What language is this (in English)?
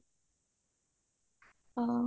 Odia